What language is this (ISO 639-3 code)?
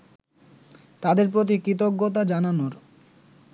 ben